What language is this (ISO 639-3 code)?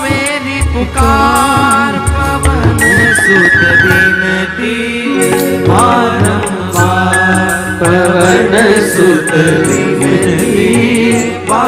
hin